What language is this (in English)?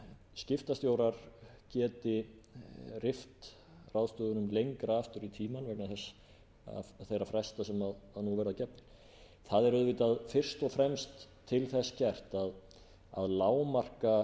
Icelandic